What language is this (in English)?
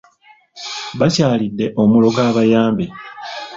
Ganda